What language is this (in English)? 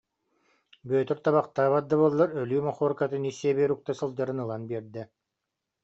Yakut